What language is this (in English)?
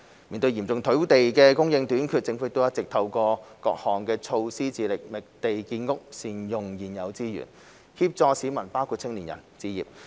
Cantonese